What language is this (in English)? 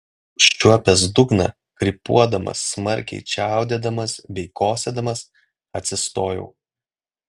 Lithuanian